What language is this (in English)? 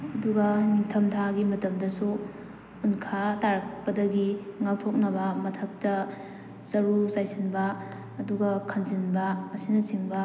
Manipuri